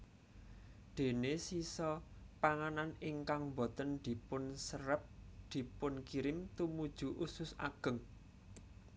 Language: Javanese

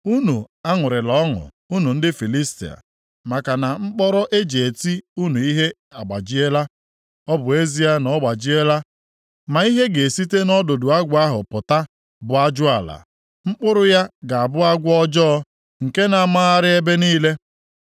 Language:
Igbo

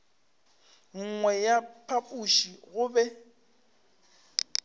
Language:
Northern Sotho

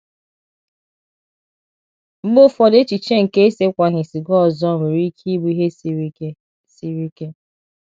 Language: Igbo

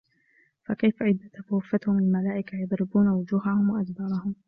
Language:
Arabic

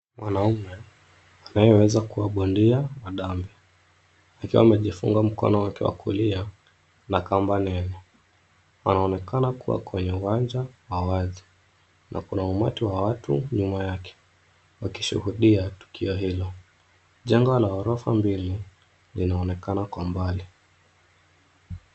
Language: Swahili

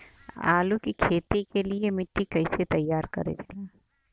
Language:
Bhojpuri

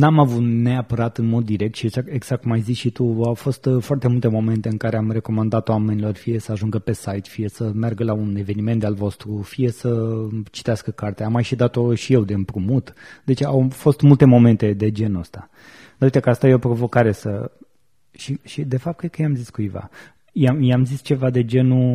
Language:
Romanian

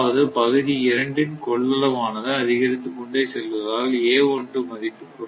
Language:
Tamil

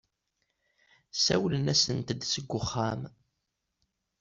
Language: Kabyle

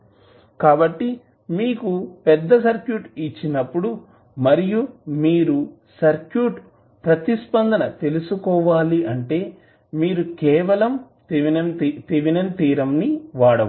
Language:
Telugu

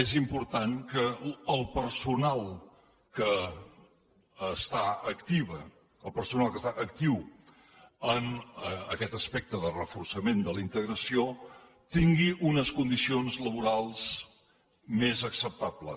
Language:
Catalan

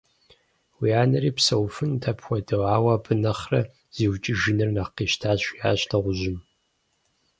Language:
Kabardian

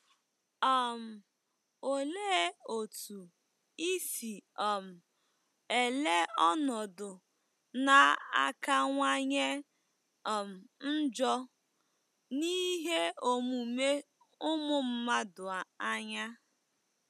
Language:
Igbo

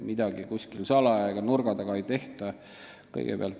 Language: Estonian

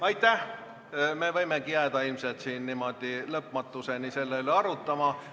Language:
Estonian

